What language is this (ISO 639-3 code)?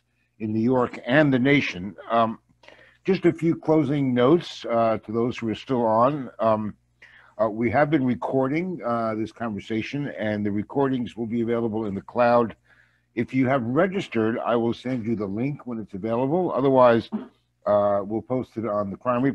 eng